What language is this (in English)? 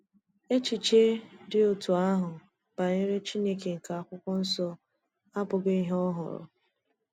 Igbo